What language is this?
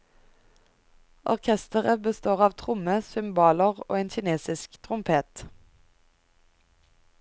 Norwegian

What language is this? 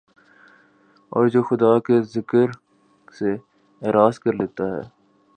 Urdu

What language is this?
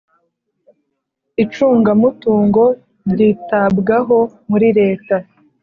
Kinyarwanda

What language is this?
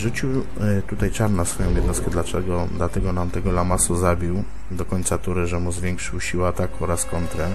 Polish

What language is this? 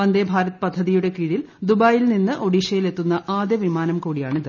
Malayalam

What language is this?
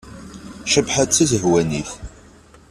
Kabyle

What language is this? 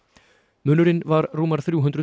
Icelandic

